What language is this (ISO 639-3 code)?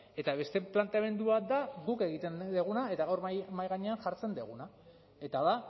eus